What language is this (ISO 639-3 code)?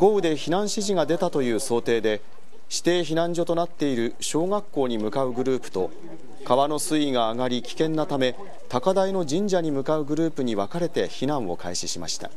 jpn